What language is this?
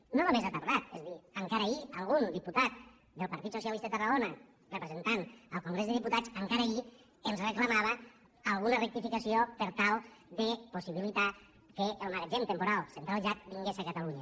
Catalan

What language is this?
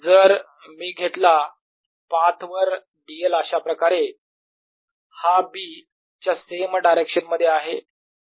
Marathi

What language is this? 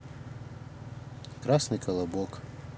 Russian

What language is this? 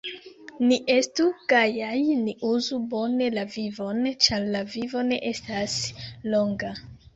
Esperanto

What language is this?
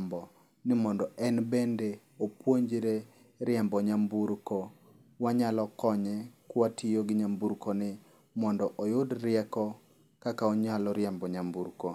Luo (Kenya and Tanzania)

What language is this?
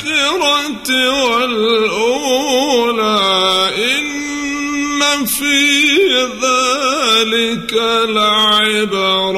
Arabic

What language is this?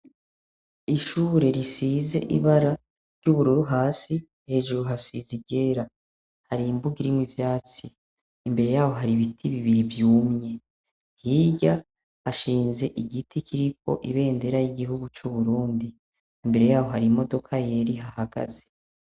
Rundi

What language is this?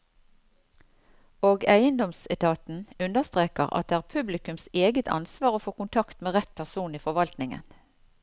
Norwegian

